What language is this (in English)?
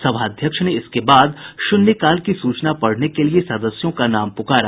Hindi